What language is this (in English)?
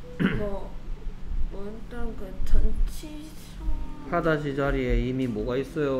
Korean